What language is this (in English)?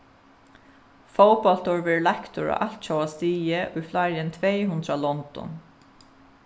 Faroese